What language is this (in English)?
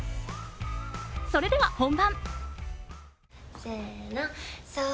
Japanese